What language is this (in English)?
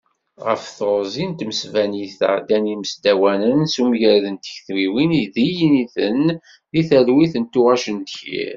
Kabyle